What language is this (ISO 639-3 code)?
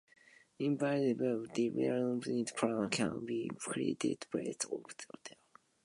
eng